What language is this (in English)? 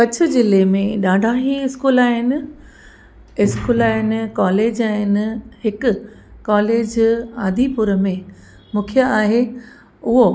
Sindhi